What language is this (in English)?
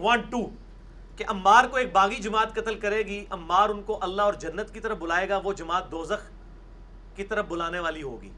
Urdu